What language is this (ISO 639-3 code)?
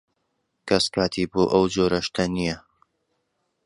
ckb